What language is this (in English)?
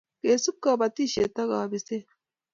Kalenjin